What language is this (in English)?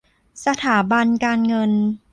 Thai